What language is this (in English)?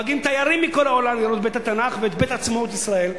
Hebrew